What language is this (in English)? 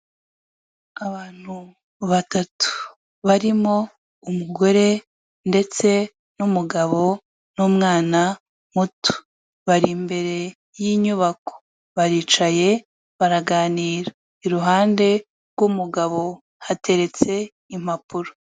Kinyarwanda